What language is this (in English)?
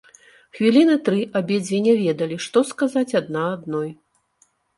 Belarusian